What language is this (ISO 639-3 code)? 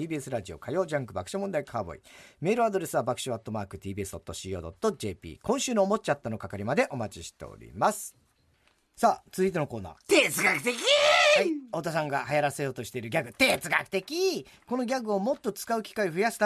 jpn